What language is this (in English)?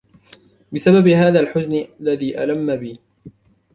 Arabic